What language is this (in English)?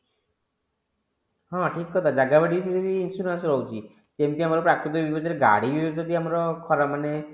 Odia